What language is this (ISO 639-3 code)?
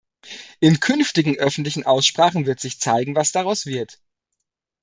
deu